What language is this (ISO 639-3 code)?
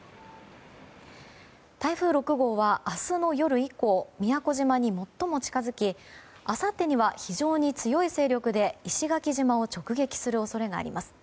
jpn